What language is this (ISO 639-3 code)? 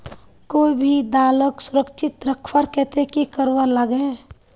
mag